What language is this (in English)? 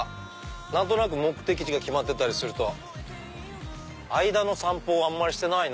Japanese